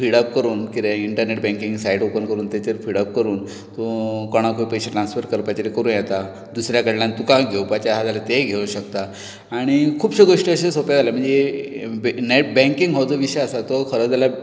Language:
Konkani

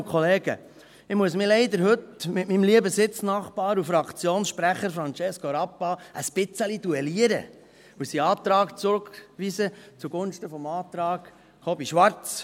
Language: Swiss German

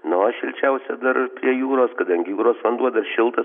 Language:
Lithuanian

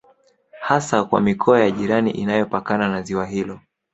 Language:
Swahili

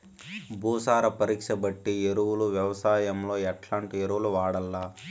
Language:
Telugu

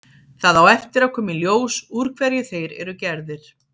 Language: Icelandic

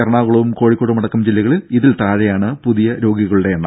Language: Malayalam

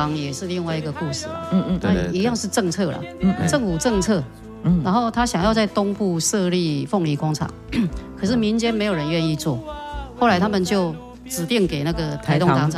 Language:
Chinese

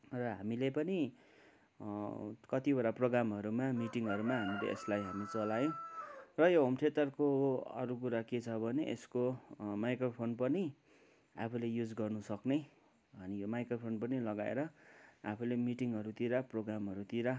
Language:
Nepali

